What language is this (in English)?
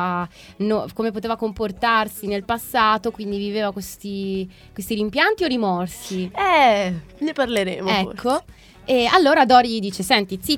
Italian